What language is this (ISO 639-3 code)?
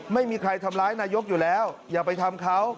tha